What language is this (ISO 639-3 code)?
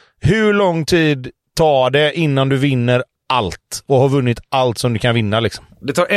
swe